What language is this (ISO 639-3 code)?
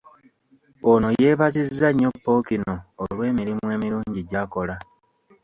lug